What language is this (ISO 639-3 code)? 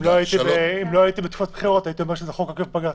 heb